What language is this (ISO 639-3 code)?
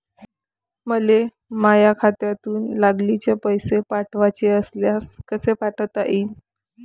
mar